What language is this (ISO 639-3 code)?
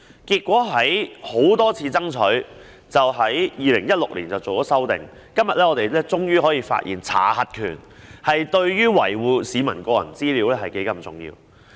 yue